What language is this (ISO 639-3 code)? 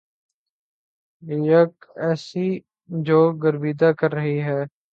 urd